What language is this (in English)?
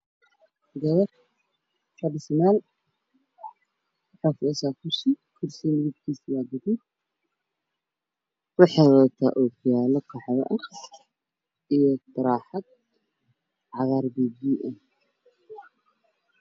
Somali